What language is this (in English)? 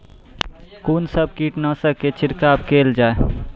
Maithili